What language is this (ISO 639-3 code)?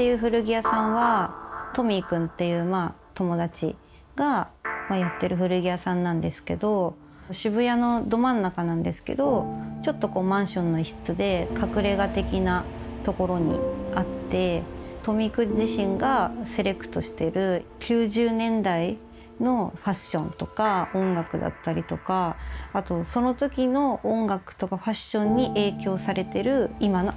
jpn